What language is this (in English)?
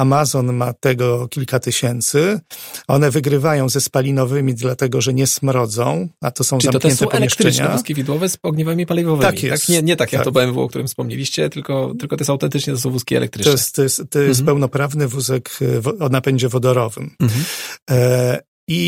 Polish